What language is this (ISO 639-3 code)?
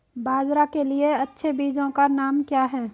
hin